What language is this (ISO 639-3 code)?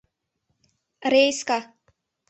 chm